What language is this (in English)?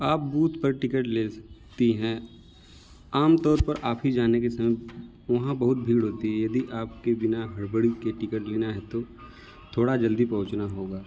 Hindi